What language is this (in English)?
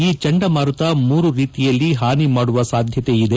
Kannada